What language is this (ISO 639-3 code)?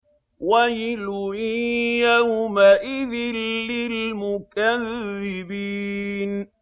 ara